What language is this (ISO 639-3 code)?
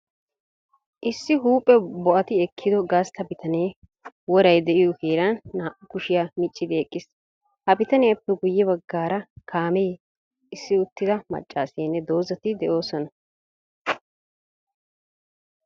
wal